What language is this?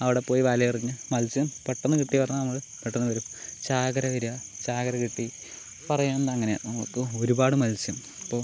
Malayalam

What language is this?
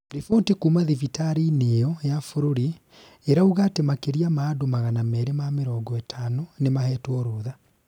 Kikuyu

